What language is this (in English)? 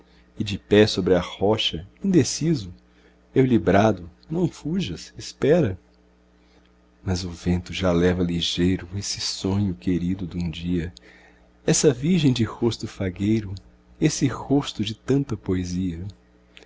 Portuguese